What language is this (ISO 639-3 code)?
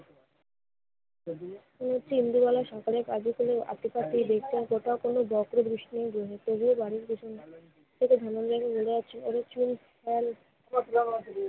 ben